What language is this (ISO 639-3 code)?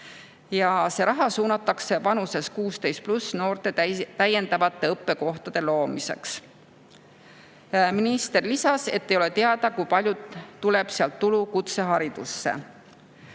est